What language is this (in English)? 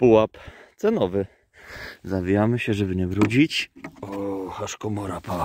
Polish